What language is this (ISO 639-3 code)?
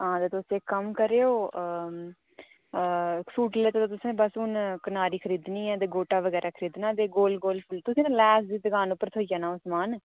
doi